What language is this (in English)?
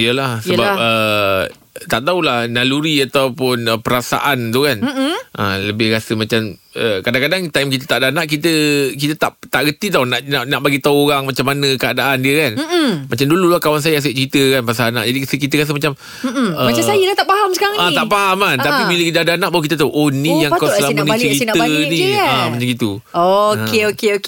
Malay